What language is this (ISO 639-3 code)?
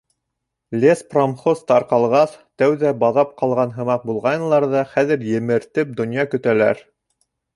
bak